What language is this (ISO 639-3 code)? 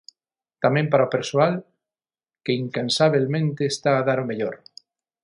glg